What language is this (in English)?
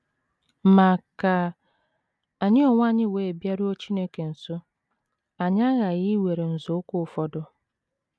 Igbo